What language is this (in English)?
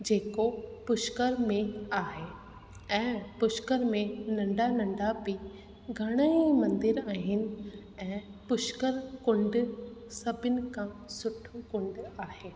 Sindhi